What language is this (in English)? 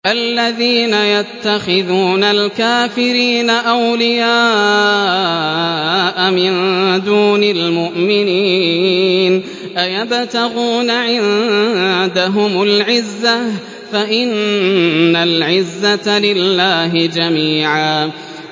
Arabic